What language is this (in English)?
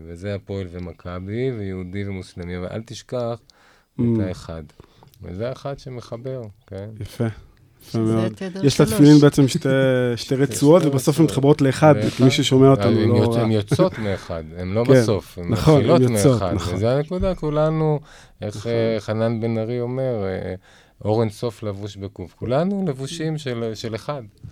Hebrew